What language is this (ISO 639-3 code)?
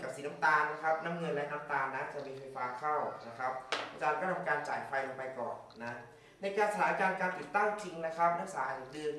tha